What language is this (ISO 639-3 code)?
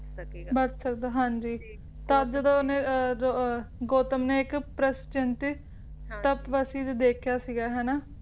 pan